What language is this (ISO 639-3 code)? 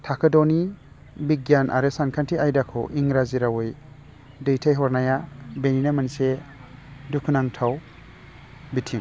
brx